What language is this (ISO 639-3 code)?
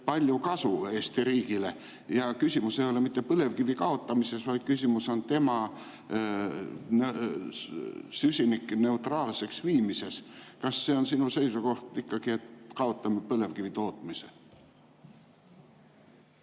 est